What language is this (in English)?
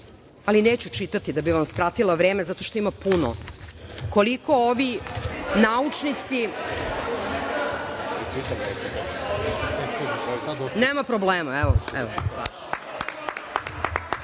Serbian